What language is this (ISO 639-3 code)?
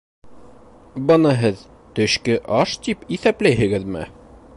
bak